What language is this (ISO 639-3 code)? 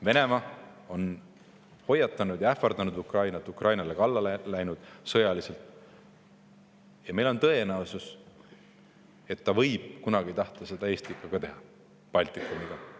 est